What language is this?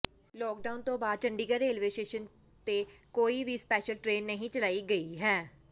Punjabi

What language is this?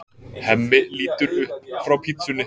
Icelandic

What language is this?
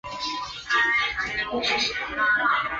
Chinese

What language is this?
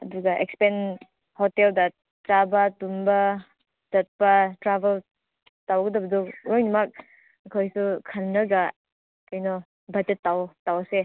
Manipuri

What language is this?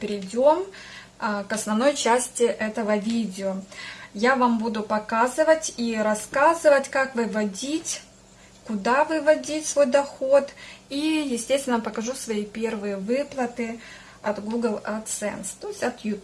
Russian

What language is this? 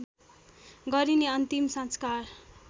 Nepali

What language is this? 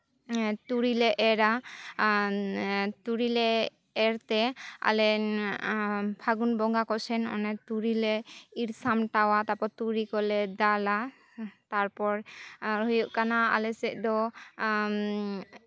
Santali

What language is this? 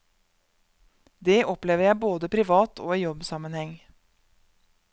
Norwegian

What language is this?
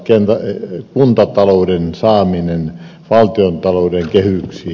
Finnish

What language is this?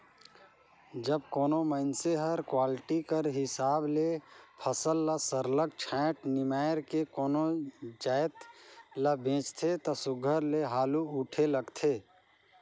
Chhattisgarhi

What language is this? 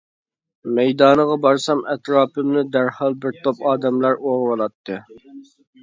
Uyghur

